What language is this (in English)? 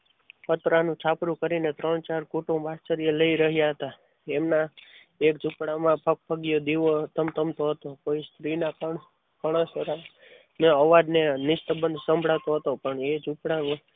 Gujarati